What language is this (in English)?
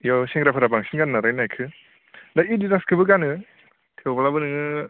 Bodo